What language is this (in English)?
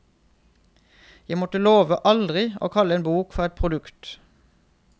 Norwegian